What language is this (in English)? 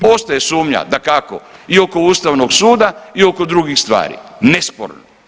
Croatian